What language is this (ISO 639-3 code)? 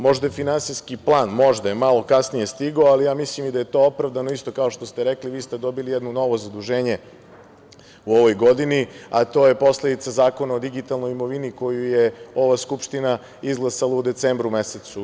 srp